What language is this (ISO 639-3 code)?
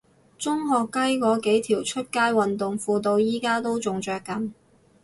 yue